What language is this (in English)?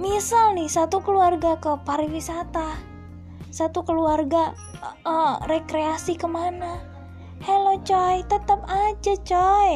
Indonesian